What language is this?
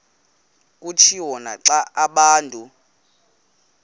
Xhosa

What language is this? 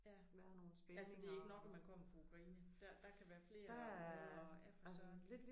Danish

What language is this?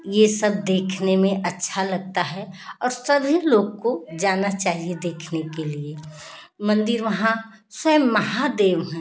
Hindi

